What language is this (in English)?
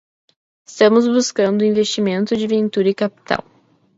Portuguese